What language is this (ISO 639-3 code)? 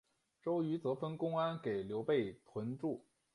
zho